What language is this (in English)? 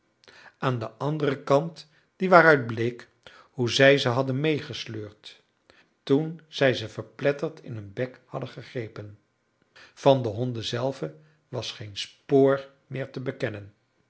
Dutch